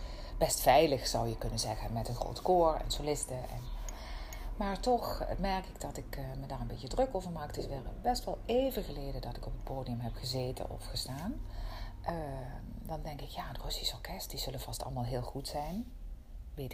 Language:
Dutch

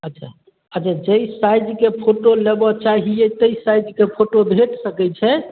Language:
Maithili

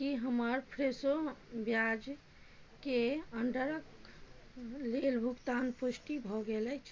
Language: Maithili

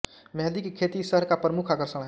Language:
Hindi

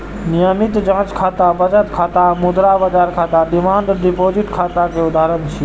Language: Maithili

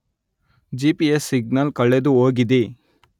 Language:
Kannada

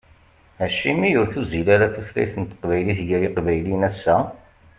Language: Kabyle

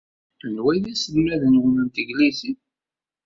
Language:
Kabyle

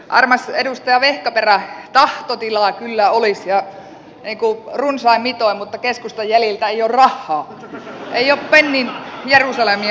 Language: Finnish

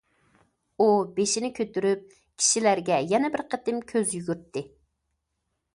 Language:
Uyghur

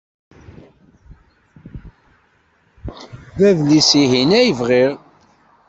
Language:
Kabyle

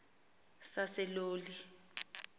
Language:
Xhosa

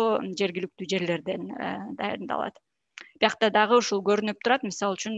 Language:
Turkish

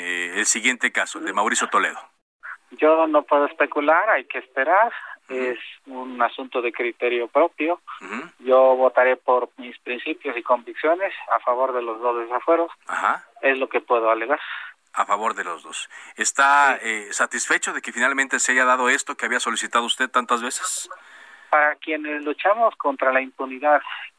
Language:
Spanish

